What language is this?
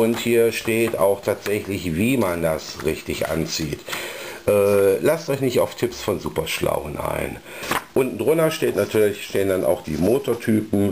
German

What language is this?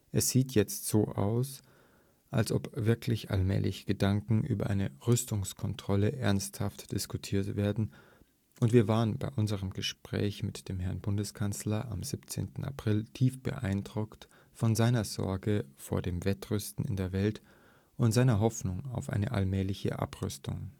German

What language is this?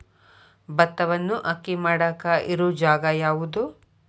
Kannada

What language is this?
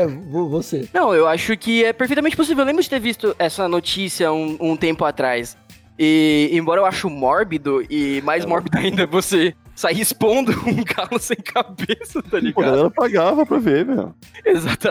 Portuguese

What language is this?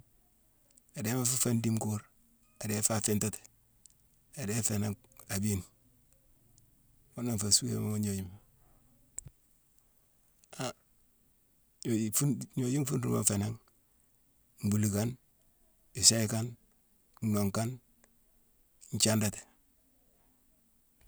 Mansoanka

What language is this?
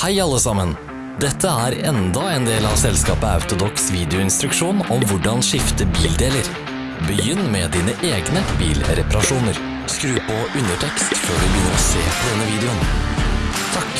Norwegian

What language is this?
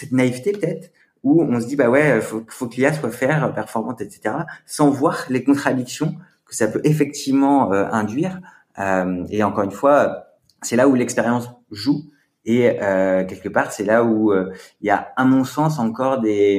French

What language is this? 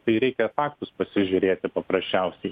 Lithuanian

